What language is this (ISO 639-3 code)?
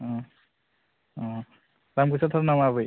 brx